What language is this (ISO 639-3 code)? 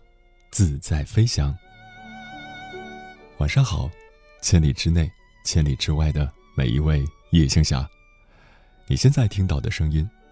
zho